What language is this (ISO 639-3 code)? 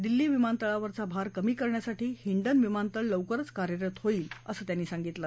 mar